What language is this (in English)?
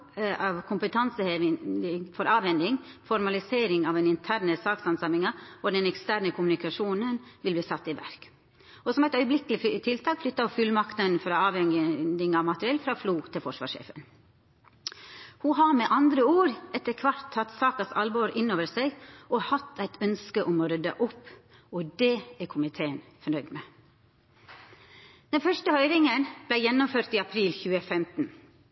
Norwegian Nynorsk